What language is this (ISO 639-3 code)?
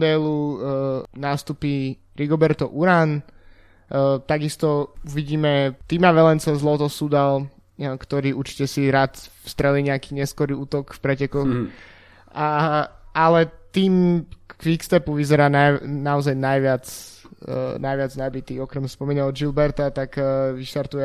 slk